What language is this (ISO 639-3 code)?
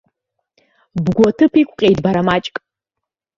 abk